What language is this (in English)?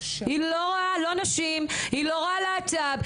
Hebrew